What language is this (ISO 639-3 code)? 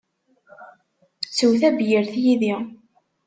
kab